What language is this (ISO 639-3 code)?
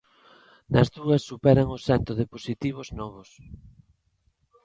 glg